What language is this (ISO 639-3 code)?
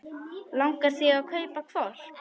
isl